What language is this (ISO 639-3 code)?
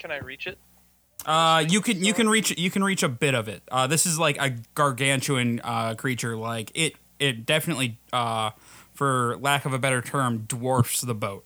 eng